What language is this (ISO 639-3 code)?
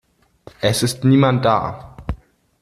deu